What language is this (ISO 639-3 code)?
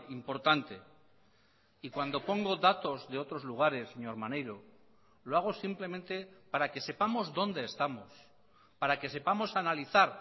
spa